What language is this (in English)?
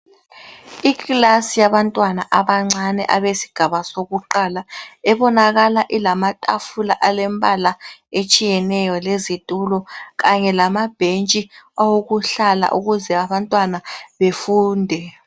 North Ndebele